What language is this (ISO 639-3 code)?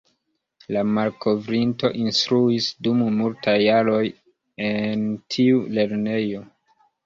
epo